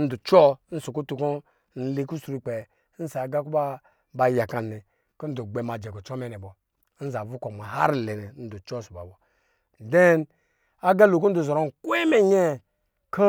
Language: Lijili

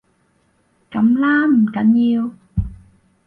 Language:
Cantonese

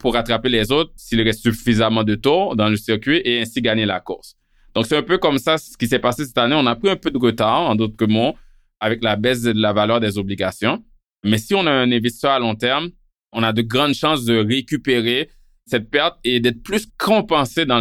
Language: French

